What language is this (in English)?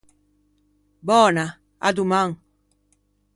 Ligurian